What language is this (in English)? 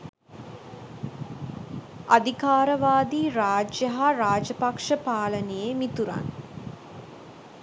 Sinhala